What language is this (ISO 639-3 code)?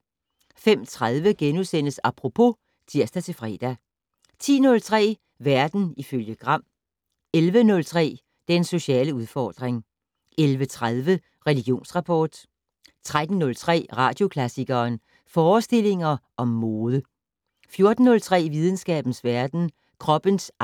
dan